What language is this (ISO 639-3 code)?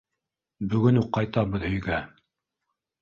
bak